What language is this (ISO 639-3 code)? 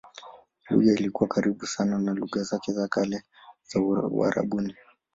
swa